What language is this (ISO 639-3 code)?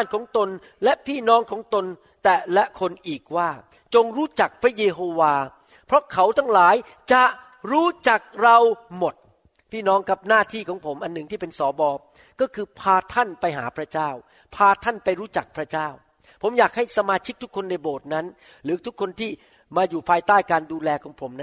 tha